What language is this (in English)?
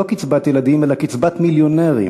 Hebrew